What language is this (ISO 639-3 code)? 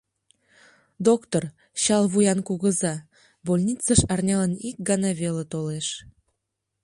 chm